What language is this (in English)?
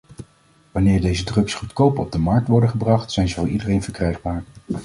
Dutch